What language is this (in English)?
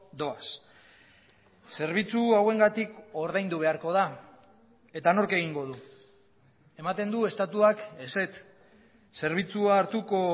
Basque